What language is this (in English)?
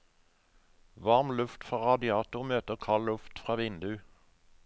Norwegian